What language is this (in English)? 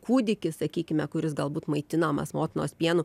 Lithuanian